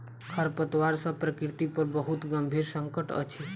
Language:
Maithili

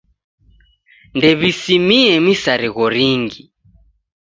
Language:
Taita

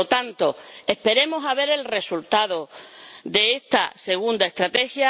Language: Spanish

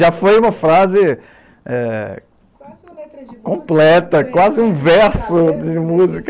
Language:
Portuguese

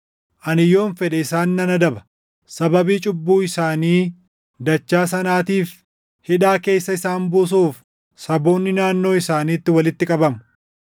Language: Oromo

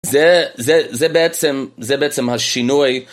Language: Hebrew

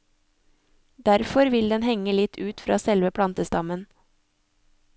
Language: Norwegian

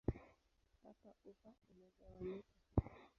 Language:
Swahili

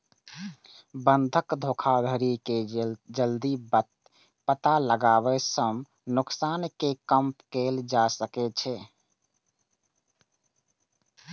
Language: Maithili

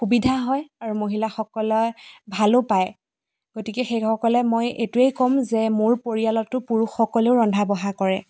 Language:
Assamese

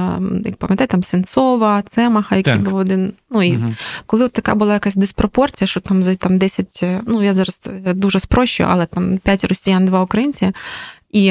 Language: Ukrainian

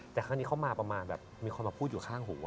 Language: Thai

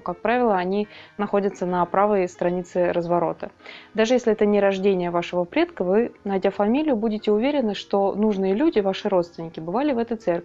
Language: Russian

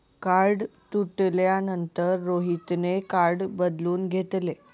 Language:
Marathi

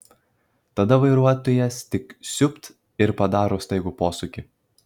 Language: Lithuanian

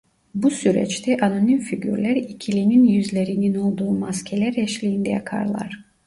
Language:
Turkish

